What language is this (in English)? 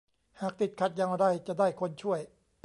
Thai